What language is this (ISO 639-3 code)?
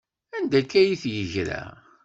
kab